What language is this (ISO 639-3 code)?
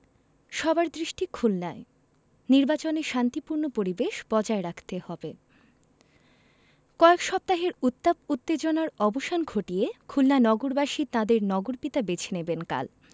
ben